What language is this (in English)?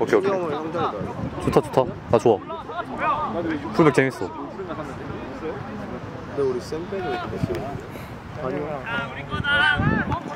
Korean